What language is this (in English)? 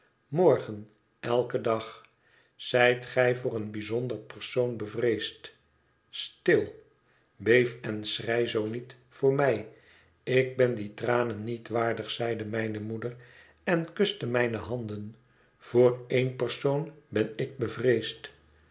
Dutch